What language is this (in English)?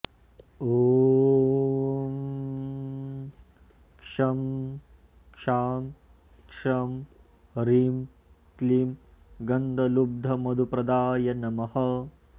Sanskrit